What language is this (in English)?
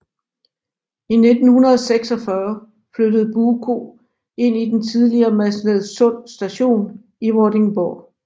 Danish